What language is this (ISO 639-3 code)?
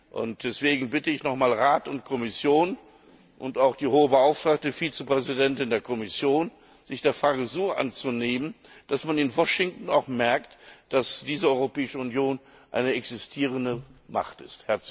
deu